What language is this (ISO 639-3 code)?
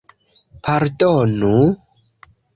epo